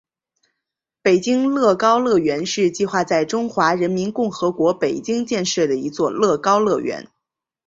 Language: Chinese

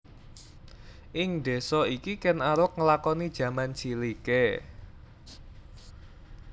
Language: Javanese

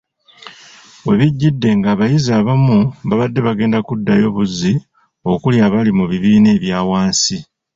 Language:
Ganda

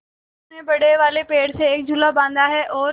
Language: Hindi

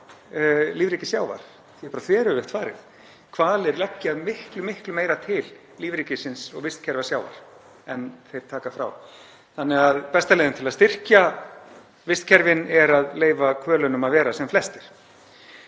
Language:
Icelandic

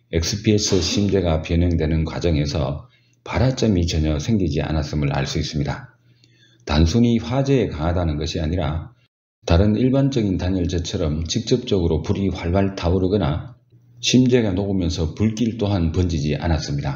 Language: Korean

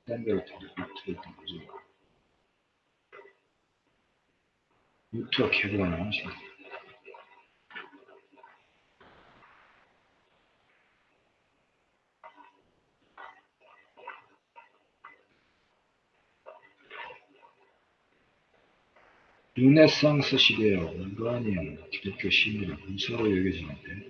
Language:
Korean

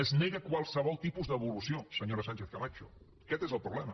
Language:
Catalan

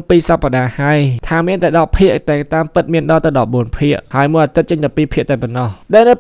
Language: Thai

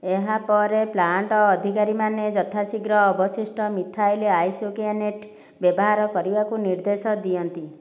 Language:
Odia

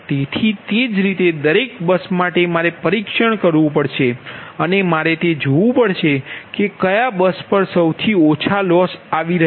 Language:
Gujarati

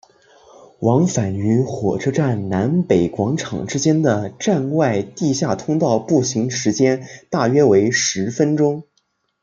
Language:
Chinese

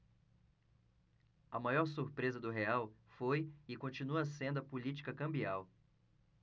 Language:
Portuguese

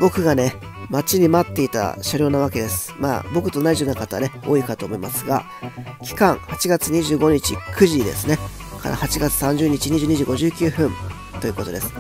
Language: Japanese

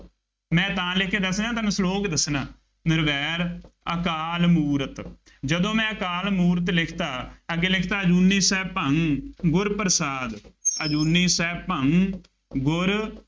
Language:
Punjabi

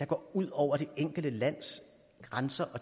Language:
Danish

